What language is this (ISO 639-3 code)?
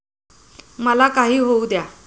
mar